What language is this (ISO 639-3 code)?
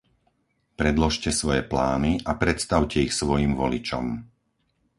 slk